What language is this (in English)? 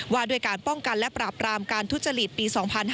Thai